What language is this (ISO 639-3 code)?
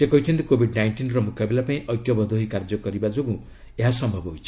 ori